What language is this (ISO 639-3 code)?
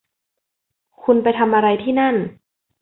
tha